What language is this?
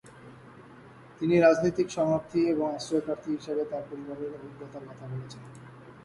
Bangla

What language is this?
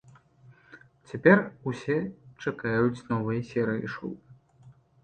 Belarusian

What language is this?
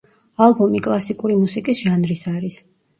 Georgian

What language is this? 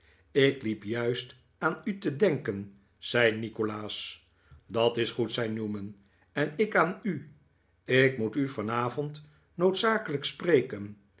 Dutch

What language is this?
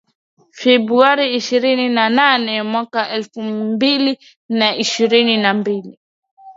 Swahili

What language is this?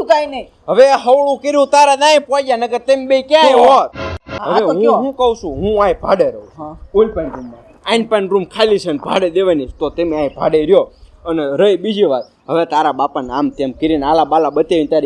Gujarati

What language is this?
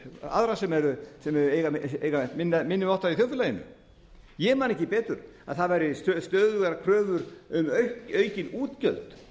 Icelandic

